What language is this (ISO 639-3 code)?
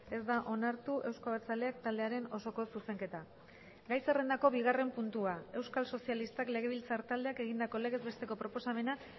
eus